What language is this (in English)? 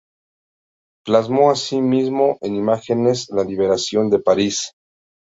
Spanish